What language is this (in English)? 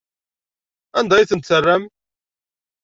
Kabyle